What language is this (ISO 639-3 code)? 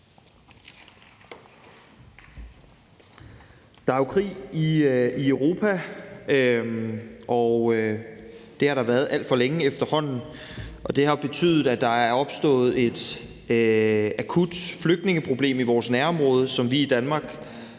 dan